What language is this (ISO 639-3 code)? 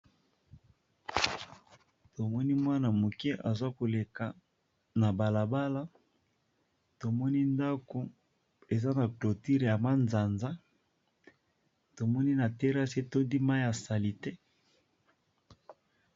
lin